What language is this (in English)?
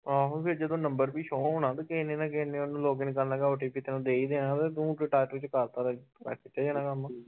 Punjabi